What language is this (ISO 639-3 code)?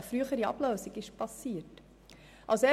gsw